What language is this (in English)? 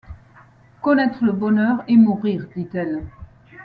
French